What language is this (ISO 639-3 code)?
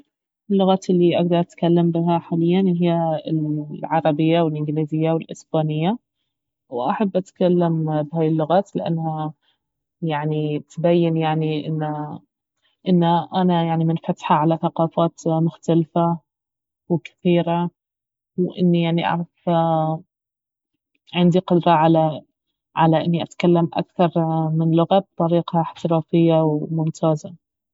abv